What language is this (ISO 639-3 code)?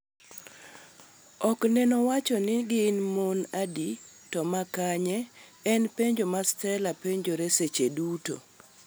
luo